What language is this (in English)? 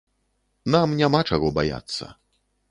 Belarusian